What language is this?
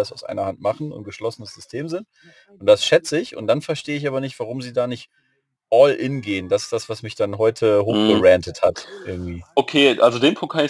German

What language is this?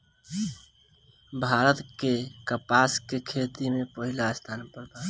Bhojpuri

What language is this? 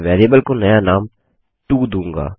Hindi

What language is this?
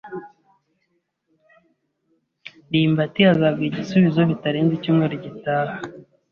Kinyarwanda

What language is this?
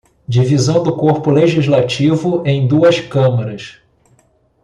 Portuguese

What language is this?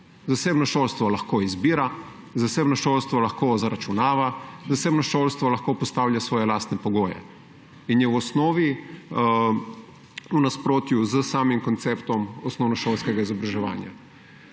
Slovenian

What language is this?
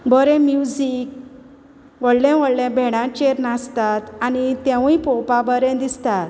Konkani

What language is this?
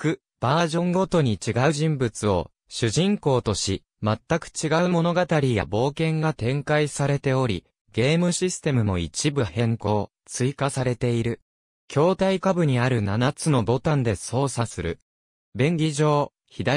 Japanese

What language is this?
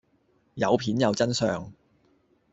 Cantonese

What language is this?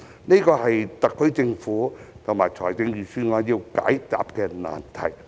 Cantonese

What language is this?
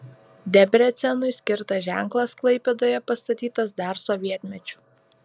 Lithuanian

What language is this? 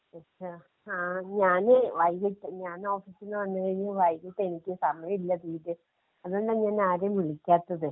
Malayalam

